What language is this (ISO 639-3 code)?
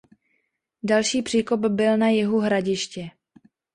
ces